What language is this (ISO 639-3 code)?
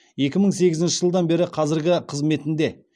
kaz